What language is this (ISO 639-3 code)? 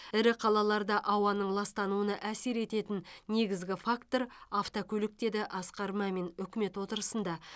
kaz